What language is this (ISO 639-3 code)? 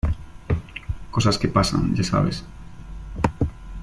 spa